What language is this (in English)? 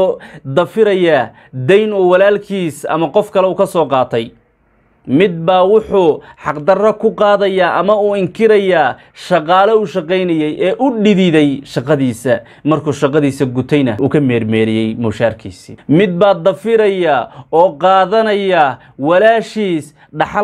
Arabic